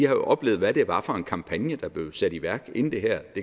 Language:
Danish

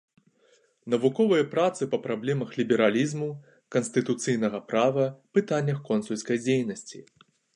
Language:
Belarusian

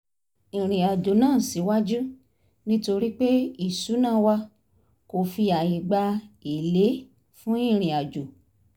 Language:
Yoruba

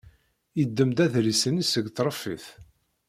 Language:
Kabyle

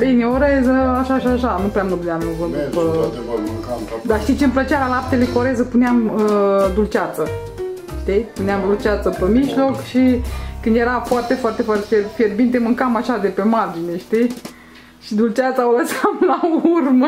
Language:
Romanian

